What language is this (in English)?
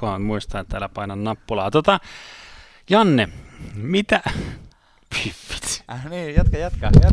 Finnish